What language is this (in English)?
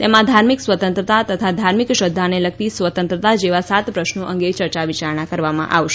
Gujarati